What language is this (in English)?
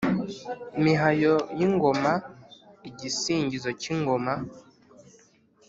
Kinyarwanda